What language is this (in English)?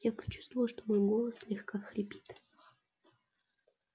Russian